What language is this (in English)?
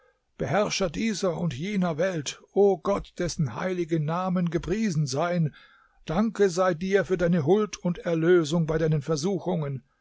German